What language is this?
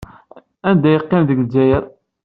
Kabyle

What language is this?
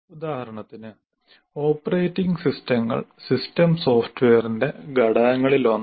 Malayalam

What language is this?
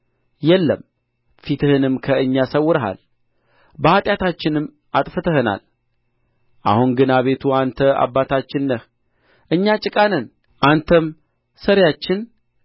Amharic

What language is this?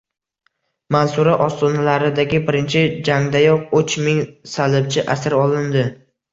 Uzbek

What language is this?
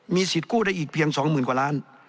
Thai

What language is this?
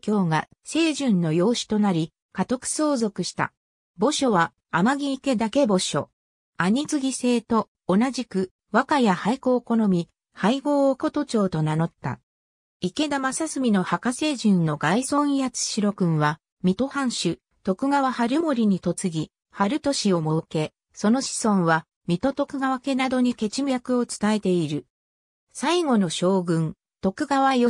Japanese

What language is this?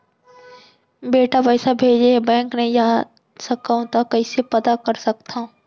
Chhattisgarhi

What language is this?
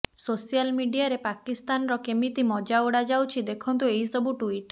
Odia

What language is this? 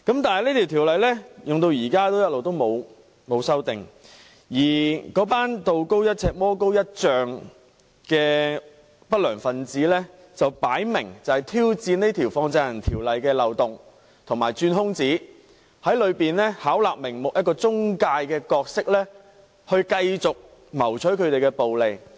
Cantonese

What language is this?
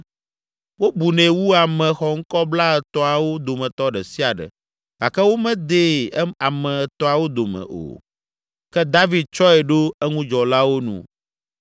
Ewe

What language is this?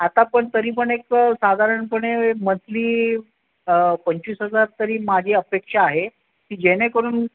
Marathi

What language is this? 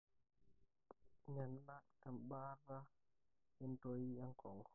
Masai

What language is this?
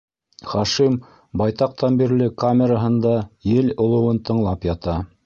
Bashkir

